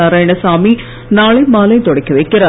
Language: Tamil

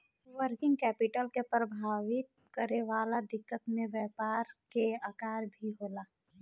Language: Bhojpuri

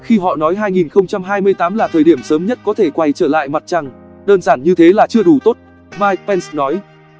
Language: Vietnamese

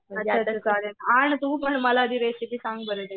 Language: Marathi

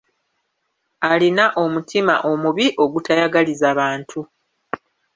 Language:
Ganda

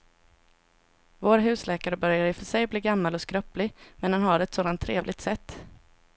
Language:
Swedish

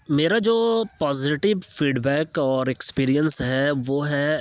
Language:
Urdu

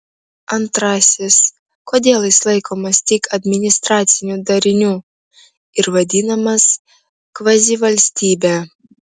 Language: Lithuanian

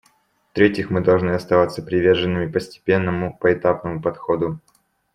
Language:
Russian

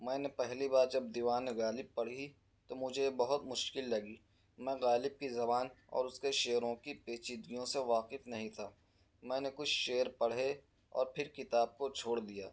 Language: Urdu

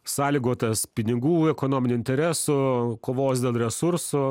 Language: Lithuanian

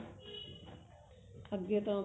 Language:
Punjabi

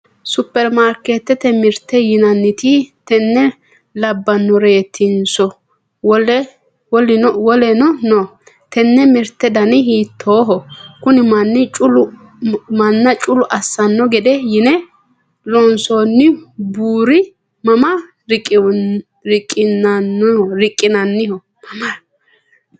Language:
Sidamo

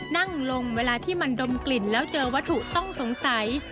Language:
Thai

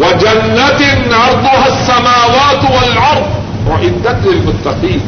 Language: Urdu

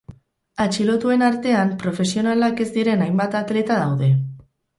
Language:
Basque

